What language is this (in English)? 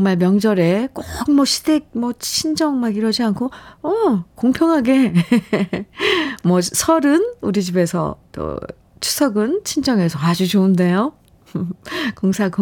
Korean